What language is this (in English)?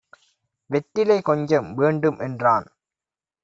Tamil